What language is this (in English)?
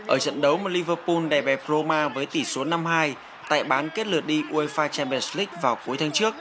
Vietnamese